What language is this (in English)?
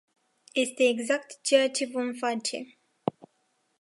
Romanian